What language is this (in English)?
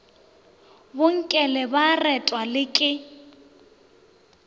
Northern Sotho